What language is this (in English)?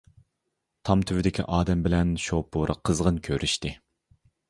Uyghur